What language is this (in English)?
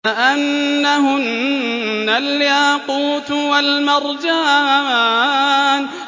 Arabic